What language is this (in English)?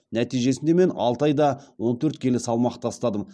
Kazakh